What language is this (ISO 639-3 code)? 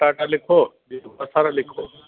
snd